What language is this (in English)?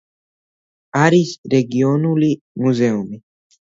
Georgian